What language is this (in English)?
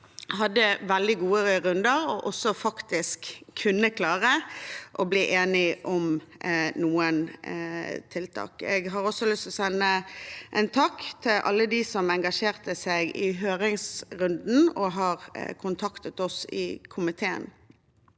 Norwegian